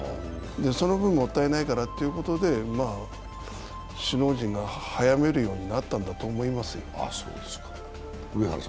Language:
Japanese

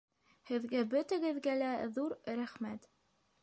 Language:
Bashkir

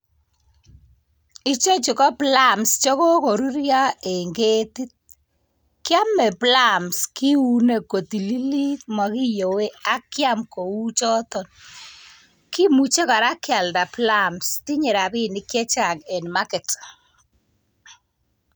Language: Kalenjin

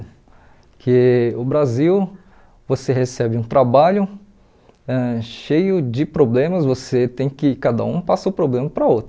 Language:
Portuguese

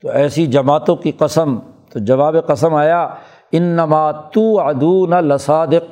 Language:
Urdu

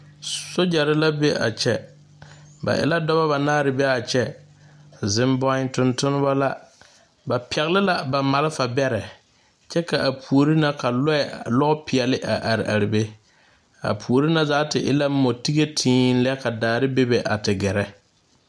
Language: Southern Dagaare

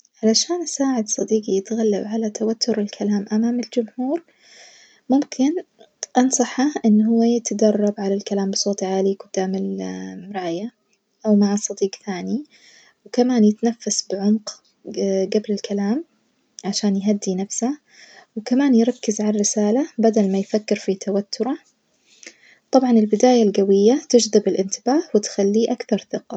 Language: Najdi Arabic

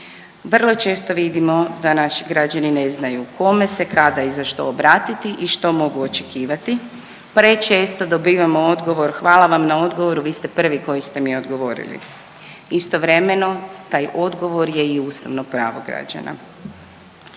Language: Croatian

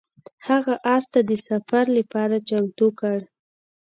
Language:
Pashto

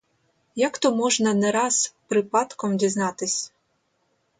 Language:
Ukrainian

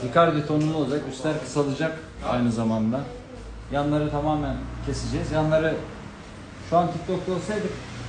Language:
Turkish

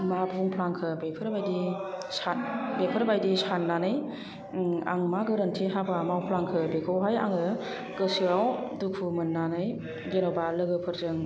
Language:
Bodo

